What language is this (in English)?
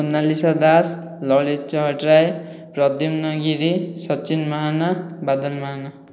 Odia